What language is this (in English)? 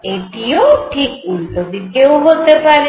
Bangla